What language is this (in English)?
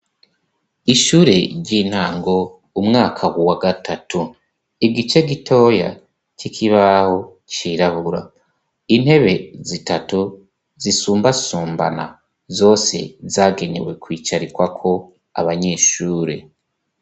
Rundi